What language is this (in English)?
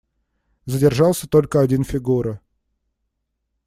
Russian